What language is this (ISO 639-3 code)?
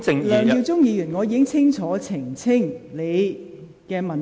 yue